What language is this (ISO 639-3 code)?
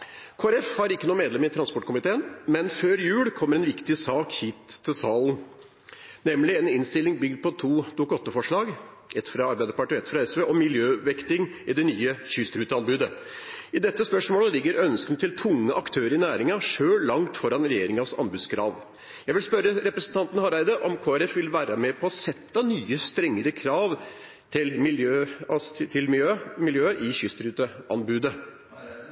nor